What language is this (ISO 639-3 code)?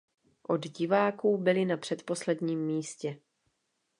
ces